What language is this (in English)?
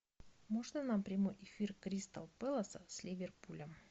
Russian